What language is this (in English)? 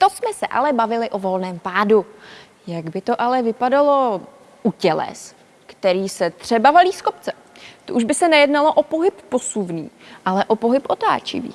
Czech